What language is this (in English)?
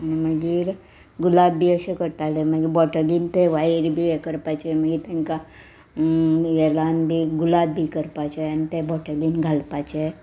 Konkani